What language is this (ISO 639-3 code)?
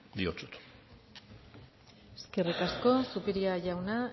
eus